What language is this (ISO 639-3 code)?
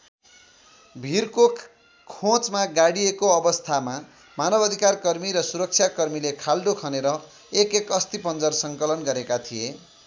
nep